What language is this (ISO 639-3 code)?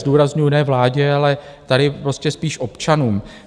ces